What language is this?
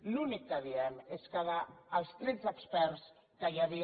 Catalan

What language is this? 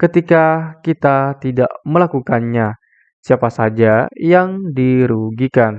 Indonesian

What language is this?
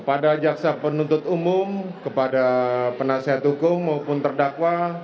Indonesian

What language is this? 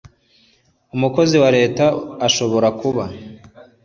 Kinyarwanda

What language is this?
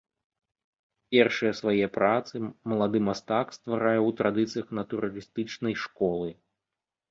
Belarusian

